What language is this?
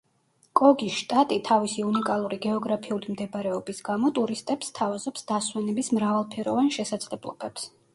Georgian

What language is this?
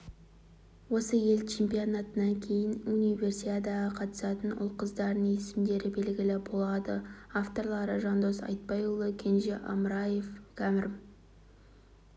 Kazakh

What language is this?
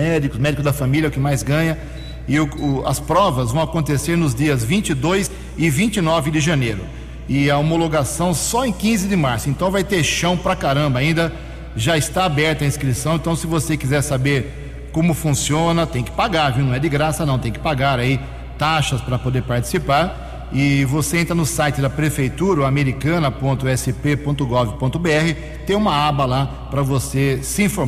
Portuguese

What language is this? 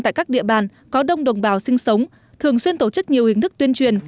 Vietnamese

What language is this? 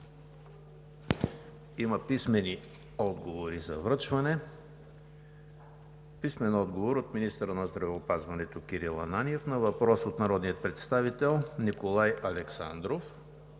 Bulgarian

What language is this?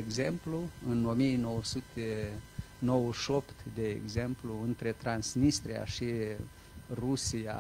Romanian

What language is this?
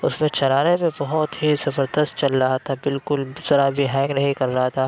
Urdu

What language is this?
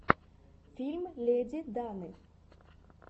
Russian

